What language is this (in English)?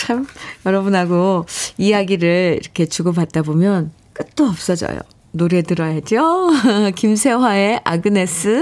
Korean